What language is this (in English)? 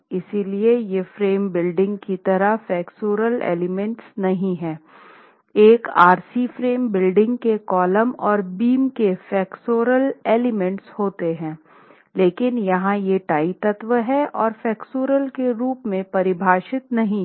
Hindi